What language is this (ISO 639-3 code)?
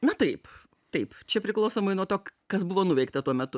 lit